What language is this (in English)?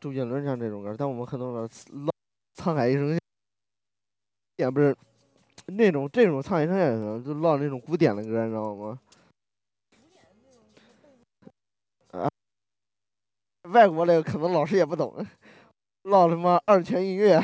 Chinese